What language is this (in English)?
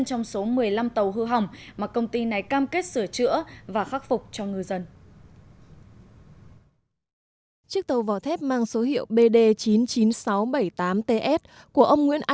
Vietnamese